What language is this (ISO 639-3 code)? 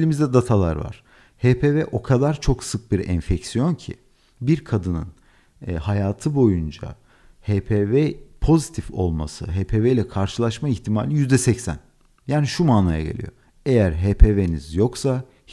tur